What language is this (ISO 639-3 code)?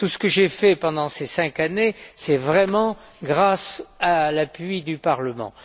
fra